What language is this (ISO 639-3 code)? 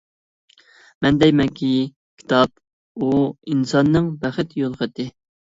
uig